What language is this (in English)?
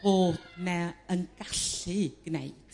Welsh